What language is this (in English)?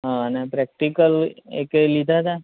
Gujarati